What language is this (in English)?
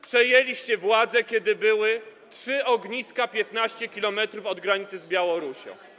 Polish